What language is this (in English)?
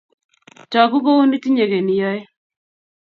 Kalenjin